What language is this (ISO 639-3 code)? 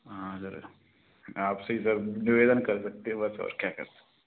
hin